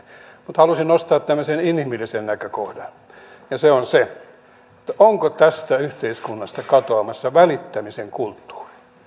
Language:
Finnish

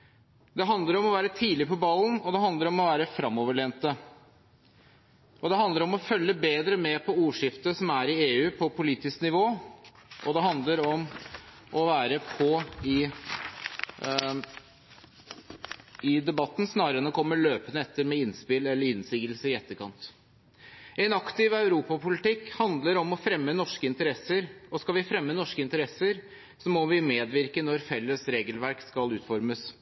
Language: Norwegian Bokmål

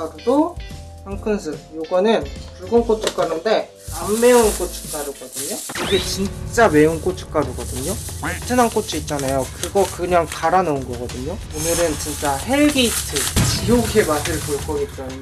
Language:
Korean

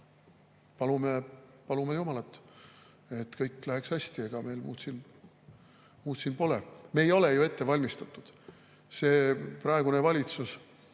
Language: Estonian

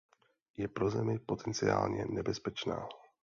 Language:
Czech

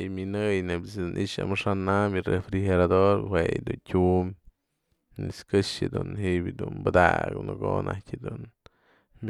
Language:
Mazatlán Mixe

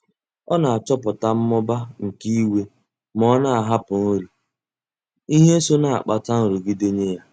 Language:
Igbo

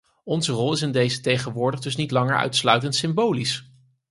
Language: Dutch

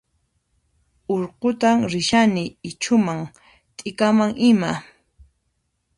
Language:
Puno Quechua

